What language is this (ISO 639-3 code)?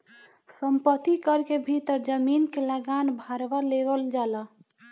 bho